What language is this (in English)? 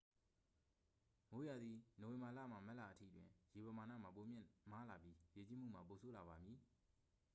Burmese